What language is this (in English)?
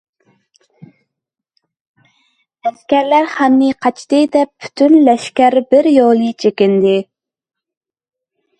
Uyghur